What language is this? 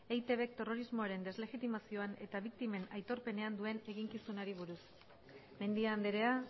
Basque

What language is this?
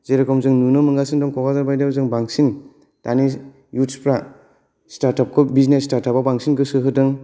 Bodo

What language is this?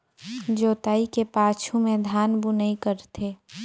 Chhattisgarhi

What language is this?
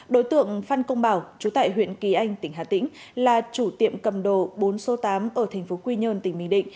Vietnamese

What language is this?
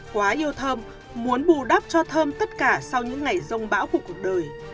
Vietnamese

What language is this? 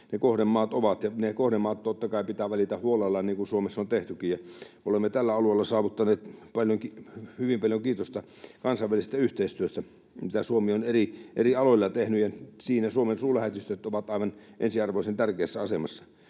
Finnish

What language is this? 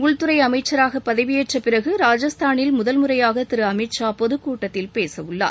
Tamil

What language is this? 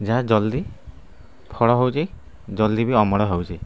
Odia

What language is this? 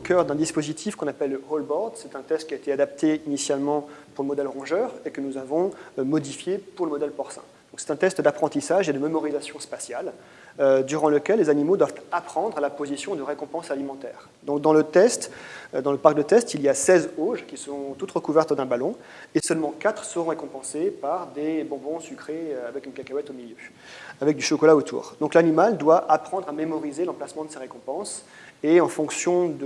French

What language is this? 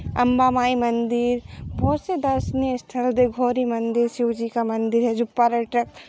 Hindi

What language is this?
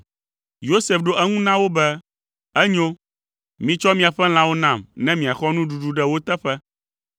Ewe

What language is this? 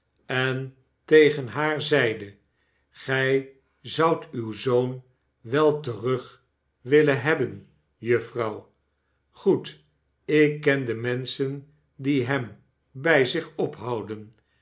Dutch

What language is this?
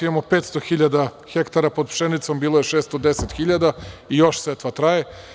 Serbian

